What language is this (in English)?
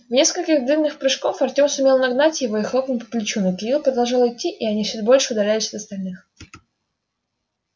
Russian